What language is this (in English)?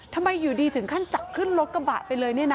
Thai